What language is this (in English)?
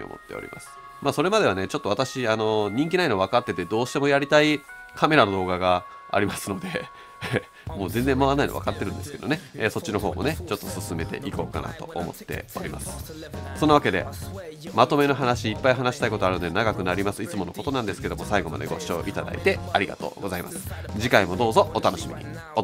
Japanese